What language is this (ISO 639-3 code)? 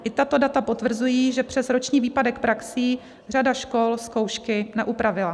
ces